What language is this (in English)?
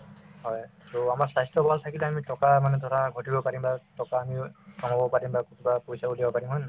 Assamese